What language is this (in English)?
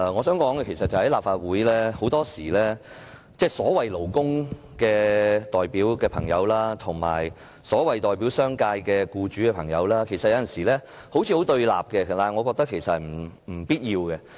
Cantonese